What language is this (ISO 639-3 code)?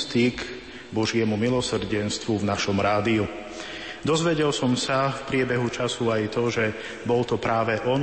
slk